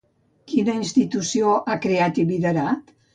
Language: Catalan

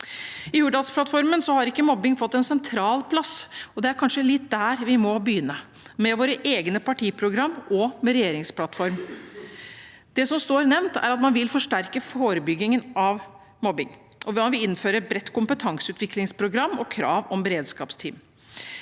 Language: Norwegian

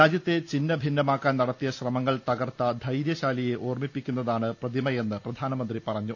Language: Malayalam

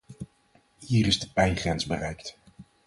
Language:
Dutch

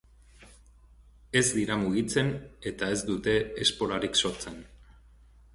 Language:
Basque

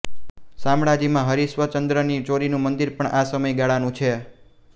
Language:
Gujarati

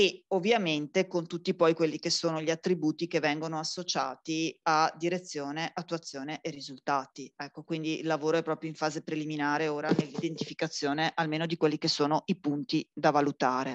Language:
Italian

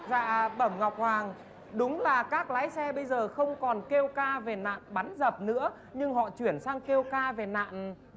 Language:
Vietnamese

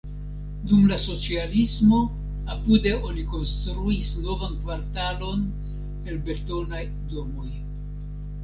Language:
Esperanto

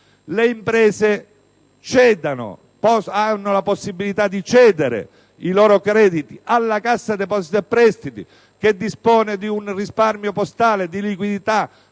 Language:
Italian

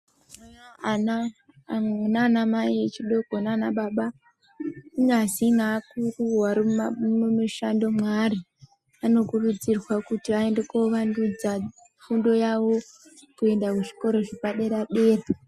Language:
Ndau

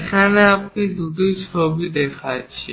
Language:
Bangla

